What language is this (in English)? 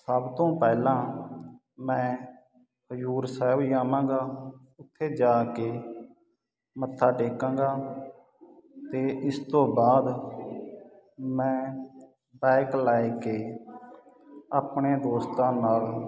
Punjabi